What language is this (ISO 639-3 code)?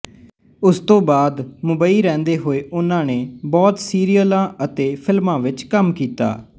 pan